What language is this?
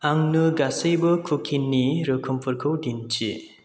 Bodo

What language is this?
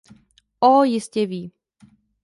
Czech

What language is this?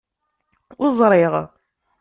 Kabyle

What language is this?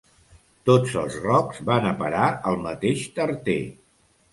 Catalan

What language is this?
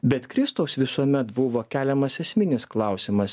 Lithuanian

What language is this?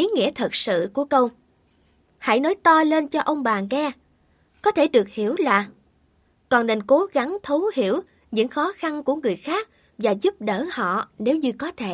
Vietnamese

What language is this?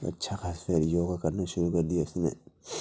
Urdu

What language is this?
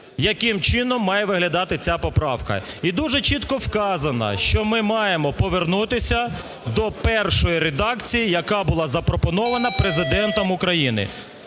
Ukrainian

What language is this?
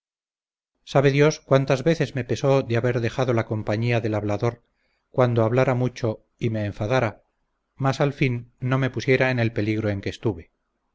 Spanish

